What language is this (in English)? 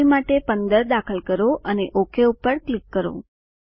Gujarati